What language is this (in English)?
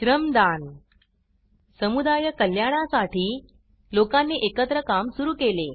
Marathi